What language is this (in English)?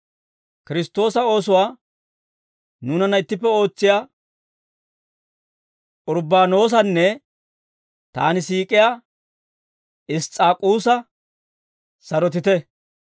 Dawro